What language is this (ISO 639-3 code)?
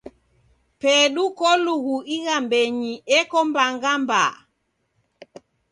dav